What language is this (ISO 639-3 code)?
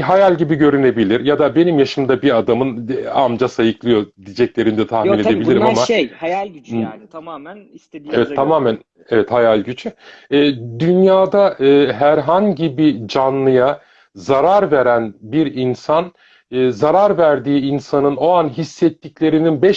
tur